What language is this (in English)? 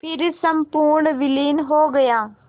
Hindi